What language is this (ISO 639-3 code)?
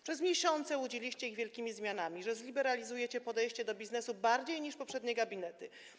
pol